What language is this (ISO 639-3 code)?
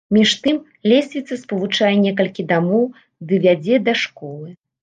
bel